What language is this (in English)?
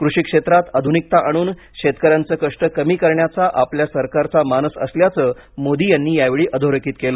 Marathi